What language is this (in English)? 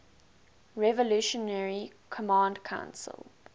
English